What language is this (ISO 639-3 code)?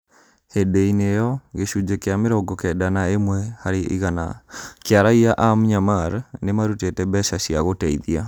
kik